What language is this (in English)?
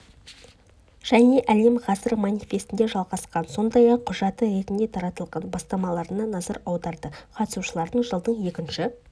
Kazakh